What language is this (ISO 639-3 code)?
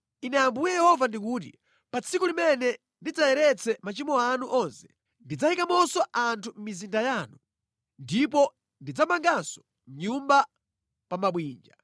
nya